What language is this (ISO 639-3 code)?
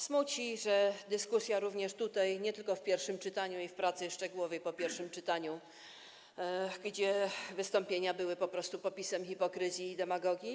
pol